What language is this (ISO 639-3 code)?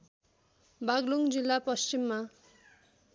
nep